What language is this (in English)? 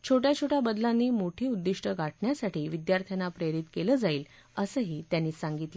Marathi